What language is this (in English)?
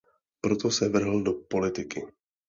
Czech